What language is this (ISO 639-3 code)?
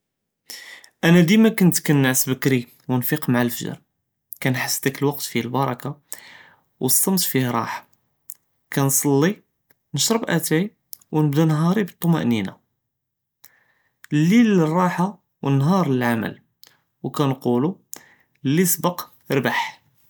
jrb